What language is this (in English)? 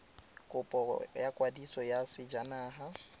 Tswana